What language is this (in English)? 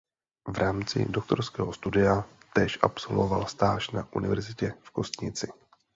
Czech